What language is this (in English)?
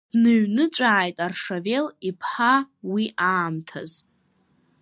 Abkhazian